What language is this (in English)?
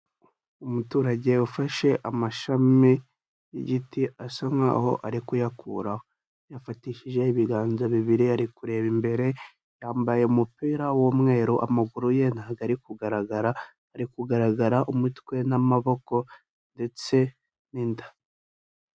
Kinyarwanda